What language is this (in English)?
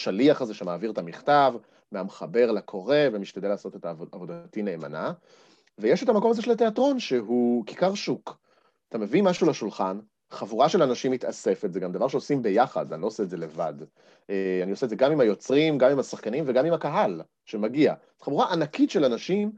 Hebrew